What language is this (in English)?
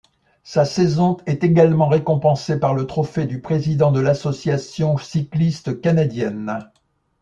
French